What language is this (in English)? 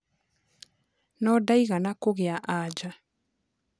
Kikuyu